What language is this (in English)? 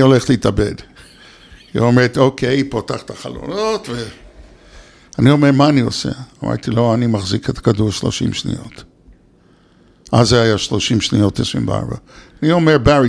Hebrew